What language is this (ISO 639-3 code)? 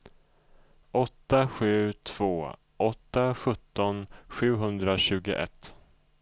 swe